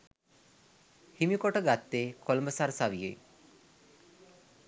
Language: Sinhala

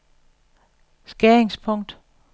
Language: Danish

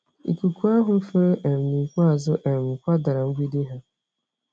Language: Igbo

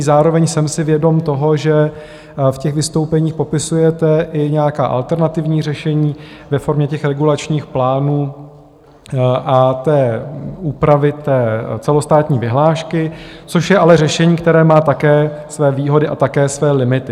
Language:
Czech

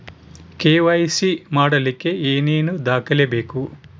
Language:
Kannada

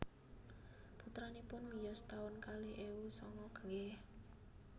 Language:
Javanese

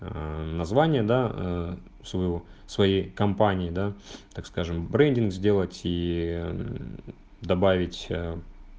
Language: Russian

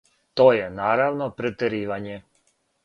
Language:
Serbian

